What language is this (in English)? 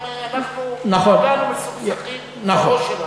Hebrew